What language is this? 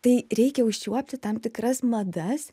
Lithuanian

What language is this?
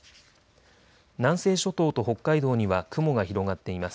Japanese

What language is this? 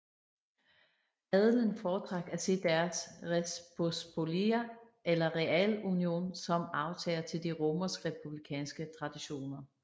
Danish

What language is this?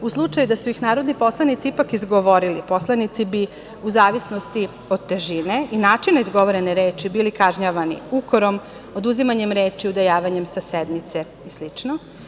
Serbian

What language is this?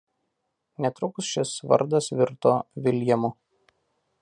Lithuanian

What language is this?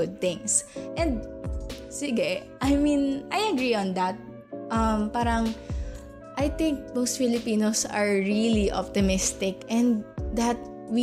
Filipino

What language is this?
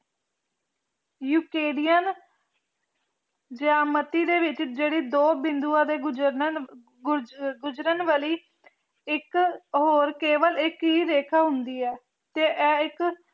Punjabi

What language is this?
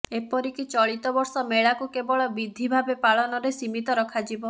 Odia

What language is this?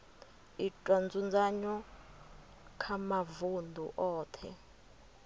Venda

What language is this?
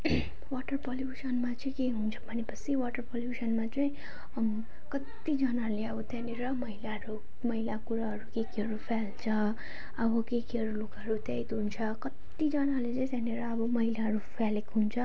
Nepali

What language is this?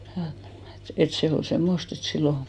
Finnish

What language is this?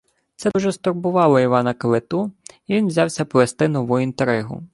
Ukrainian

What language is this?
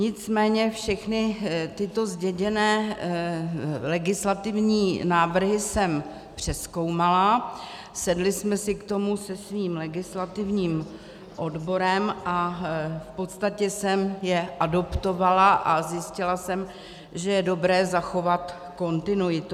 Czech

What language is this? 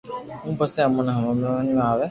Loarki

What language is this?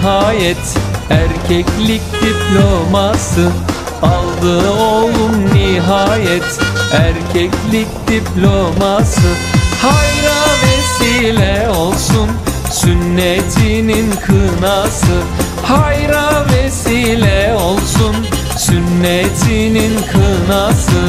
Turkish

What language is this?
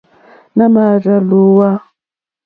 Mokpwe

